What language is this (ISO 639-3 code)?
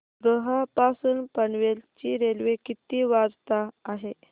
mar